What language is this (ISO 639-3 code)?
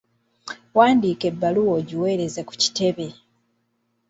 lug